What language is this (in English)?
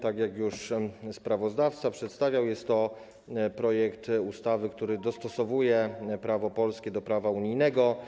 Polish